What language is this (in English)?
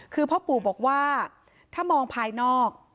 Thai